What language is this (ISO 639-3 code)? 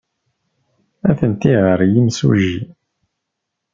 kab